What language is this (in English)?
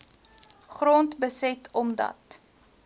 Afrikaans